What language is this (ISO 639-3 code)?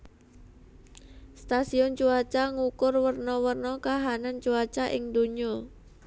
jav